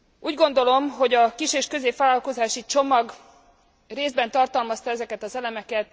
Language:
Hungarian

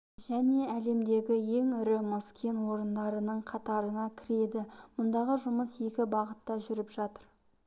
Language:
Kazakh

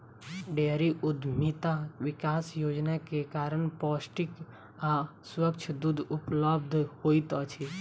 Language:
Maithili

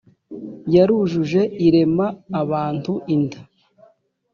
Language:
Kinyarwanda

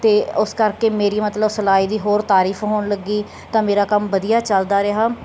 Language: Punjabi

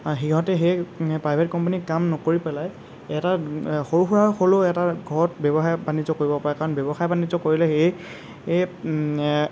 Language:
Assamese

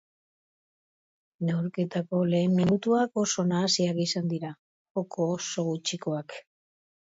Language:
Basque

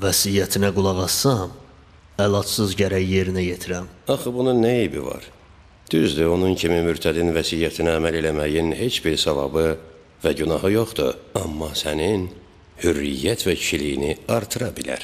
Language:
Turkish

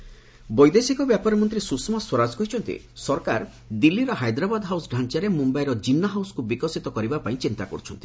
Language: Odia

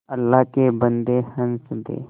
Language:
Hindi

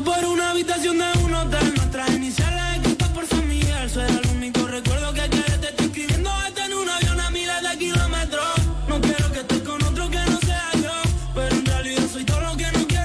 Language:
Spanish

